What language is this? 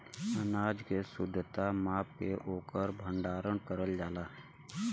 Bhojpuri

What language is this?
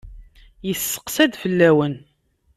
Kabyle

